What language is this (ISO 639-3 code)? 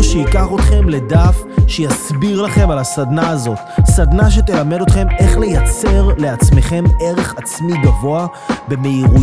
heb